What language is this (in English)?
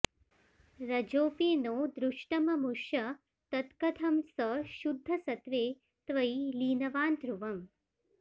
Sanskrit